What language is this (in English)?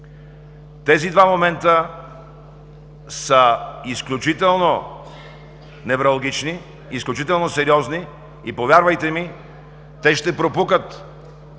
Bulgarian